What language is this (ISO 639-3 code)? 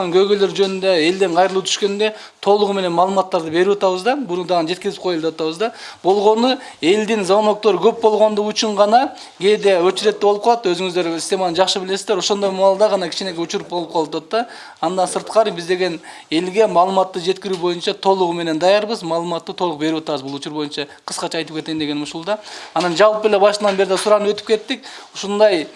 rus